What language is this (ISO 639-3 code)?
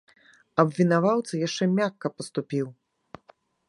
bel